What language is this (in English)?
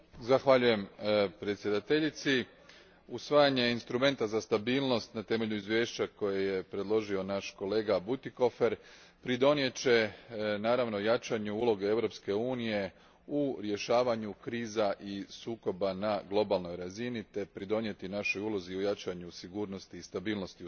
Croatian